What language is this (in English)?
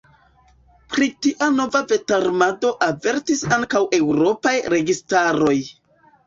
Esperanto